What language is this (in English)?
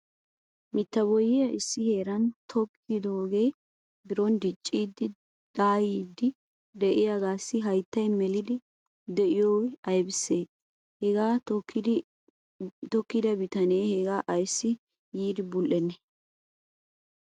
Wolaytta